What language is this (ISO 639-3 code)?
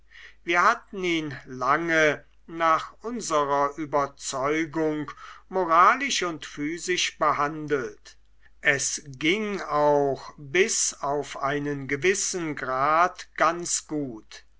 deu